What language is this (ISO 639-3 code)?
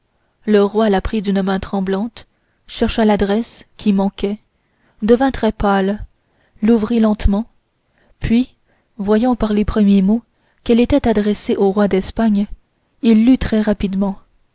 fra